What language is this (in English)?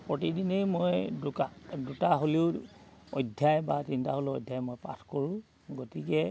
Assamese